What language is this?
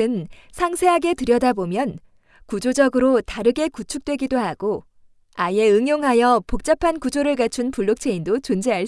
Korean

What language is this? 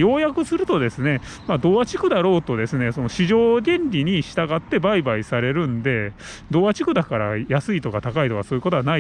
Japanese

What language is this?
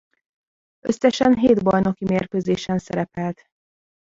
Hungarian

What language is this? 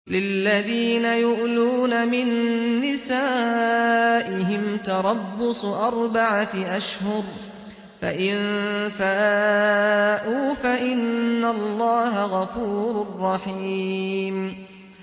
Arabic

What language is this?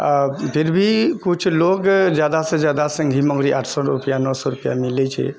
Maithili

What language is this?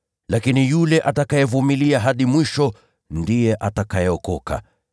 Swahili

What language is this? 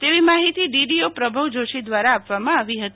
Gujarati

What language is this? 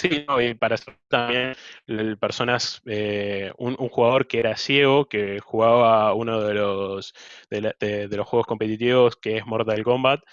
Spanish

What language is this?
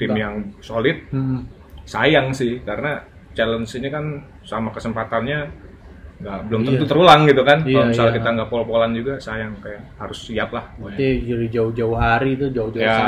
Indonesian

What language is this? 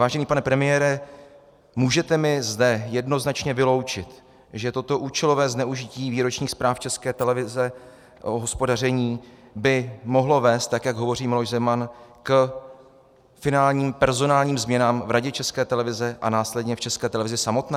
Czech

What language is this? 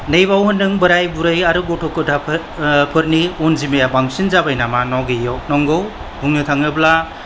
Bodo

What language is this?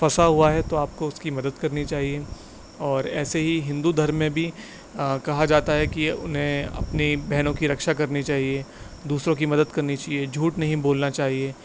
Urdu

